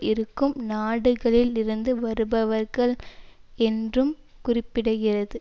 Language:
Tamil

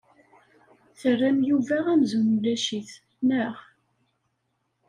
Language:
Kabyle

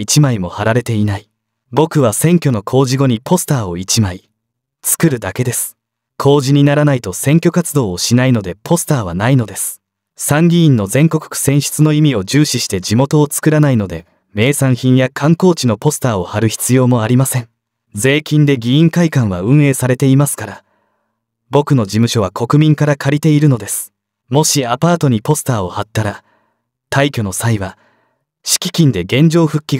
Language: Japanese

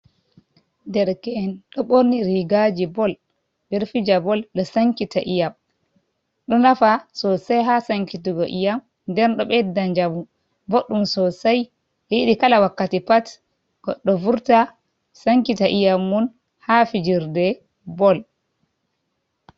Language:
Fula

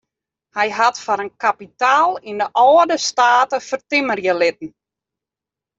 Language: Western Frisian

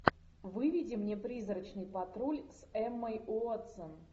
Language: Russian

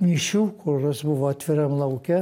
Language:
Lithuanian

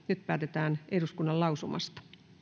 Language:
Finnish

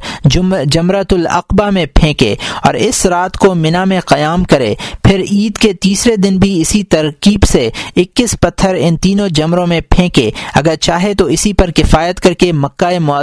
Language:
Urdu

